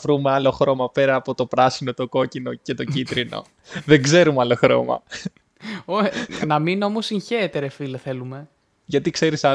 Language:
Greek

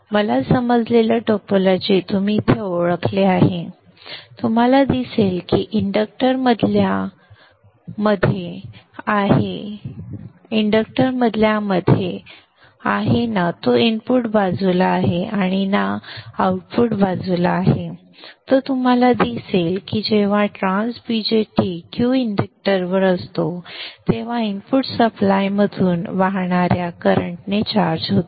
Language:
Marathi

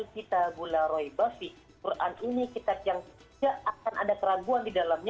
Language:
Indonesian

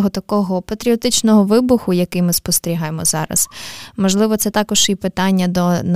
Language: Ukrainian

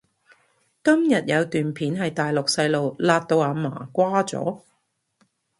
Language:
Cantonese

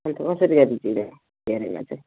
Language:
Nepali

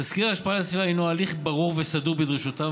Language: Hebrew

